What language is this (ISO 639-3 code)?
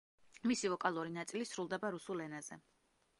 kat